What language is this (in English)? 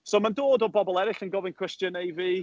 Welsh